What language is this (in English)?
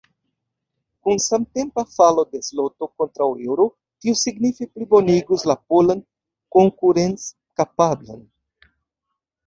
Esperanto